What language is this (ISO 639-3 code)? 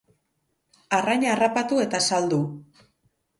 eus